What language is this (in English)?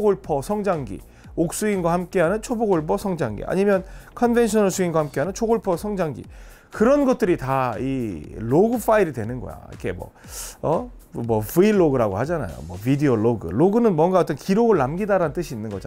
Korean